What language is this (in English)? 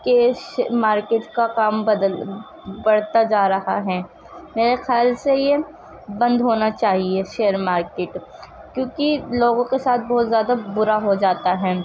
Urdu